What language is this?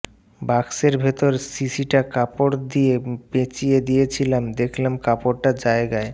Bangla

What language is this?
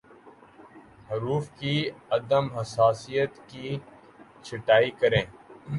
Urdu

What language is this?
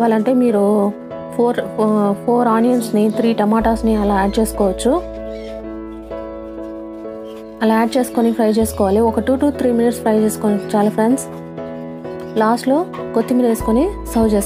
Romanian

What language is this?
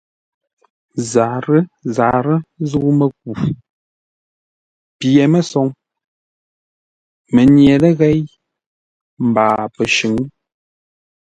Ngombale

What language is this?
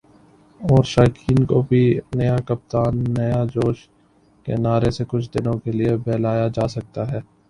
Urdu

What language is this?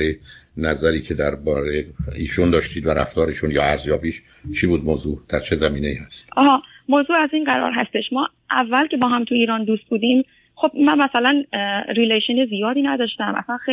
Persian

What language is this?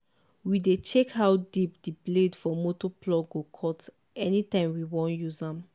Nigerian Pidgin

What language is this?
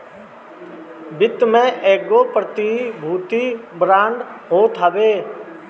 Bhojpuri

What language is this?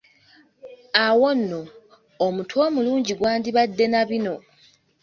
Ganda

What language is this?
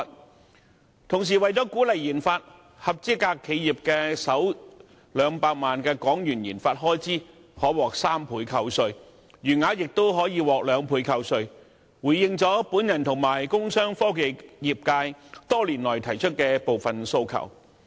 Cantonese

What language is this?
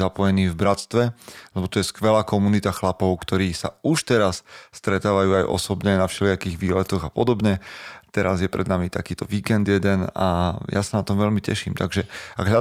Slovak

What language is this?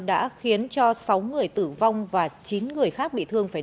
Vietnamese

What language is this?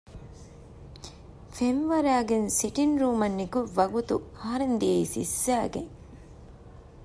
Divehi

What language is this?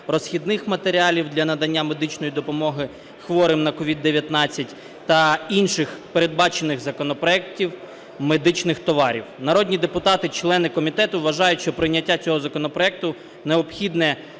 Ukrainian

